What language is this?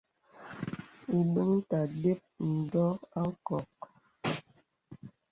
Bebele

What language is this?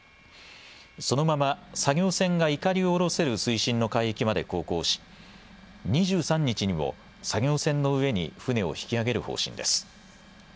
Japanese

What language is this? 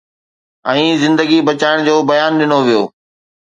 Sindhi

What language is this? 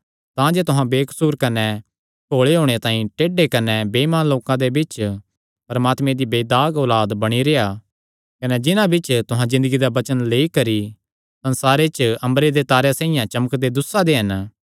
Kangri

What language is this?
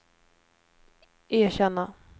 Swedish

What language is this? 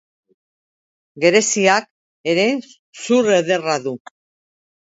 Basque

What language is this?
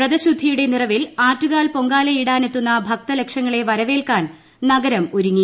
Malayalam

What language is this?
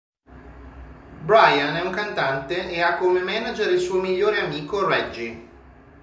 Italian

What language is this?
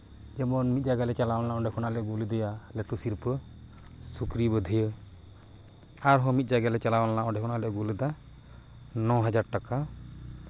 Santali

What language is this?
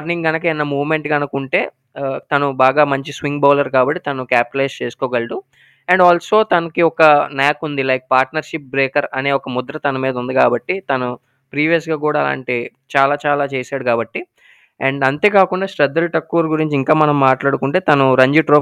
Telugu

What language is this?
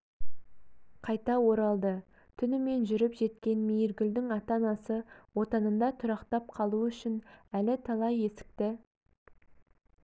Kazakh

